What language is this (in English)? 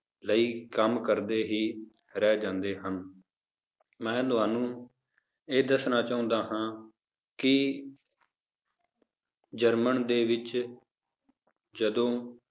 Punjabi